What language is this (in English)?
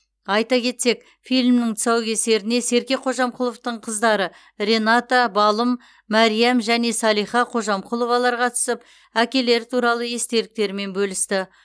Kazakh